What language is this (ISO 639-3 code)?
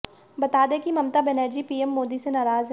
hin